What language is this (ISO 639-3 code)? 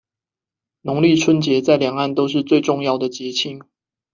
zho